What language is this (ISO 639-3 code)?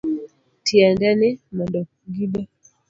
luo